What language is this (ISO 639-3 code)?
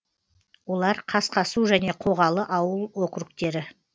kaz